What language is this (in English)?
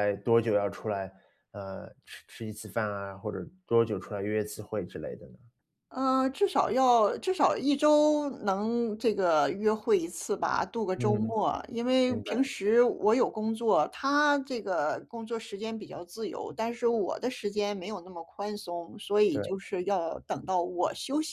Chinese